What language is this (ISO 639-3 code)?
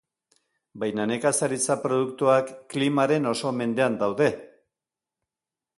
eus